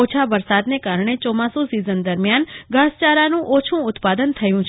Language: Gujarati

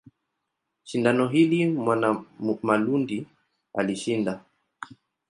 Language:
Swahili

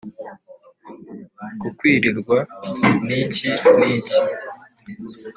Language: Kinyarwanda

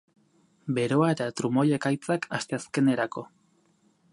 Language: Basque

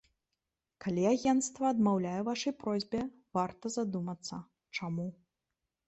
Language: Belarusian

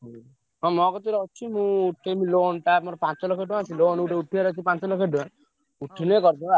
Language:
Odia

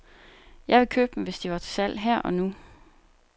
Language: Danish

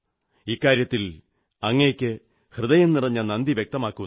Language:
Malayalam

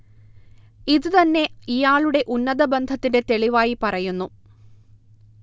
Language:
Malayalam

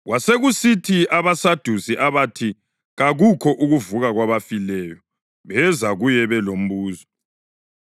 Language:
North Ndebele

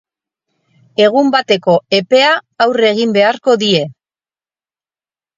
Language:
Basque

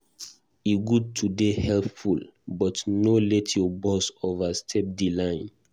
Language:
Nigerian Pidgin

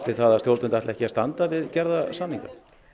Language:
Icelandic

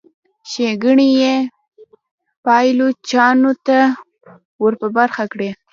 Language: Pashto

